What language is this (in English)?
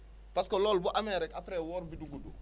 Wolof